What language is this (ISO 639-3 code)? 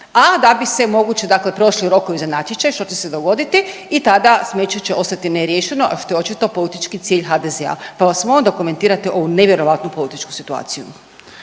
hrv